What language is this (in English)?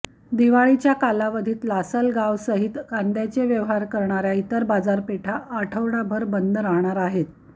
Marathi